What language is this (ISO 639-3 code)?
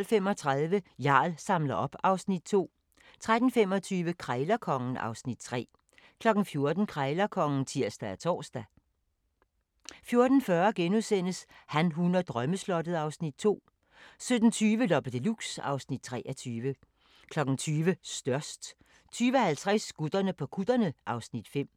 dan